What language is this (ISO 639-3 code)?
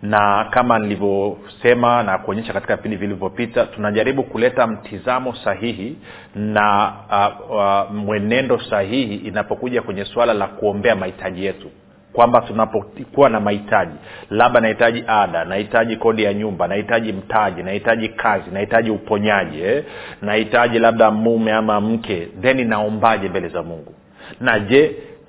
swa